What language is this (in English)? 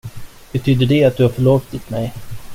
Swedish